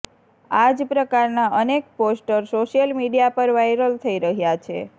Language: Gujarati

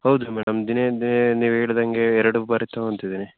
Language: Kannada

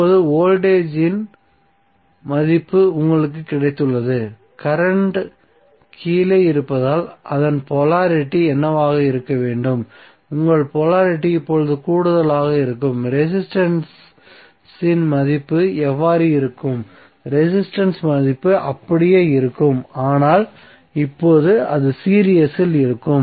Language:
Tamil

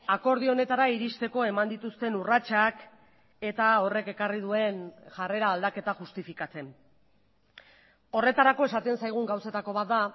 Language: Basque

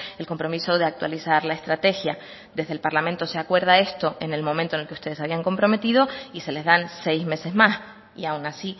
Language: Spanish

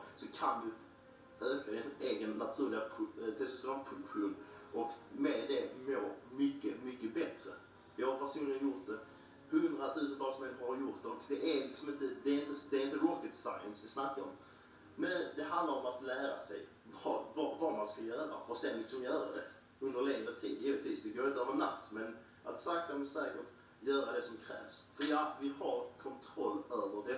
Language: Swedish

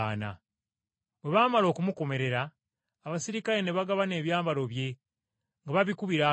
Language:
Ganda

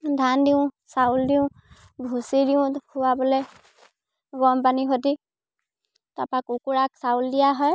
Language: Assamese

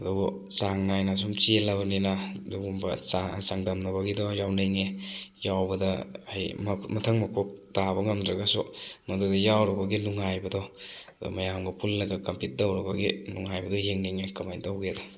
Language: Manipuri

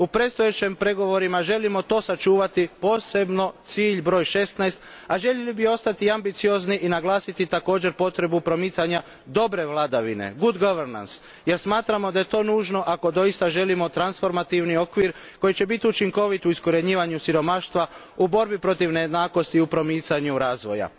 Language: Croatian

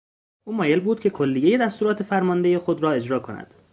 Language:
Persian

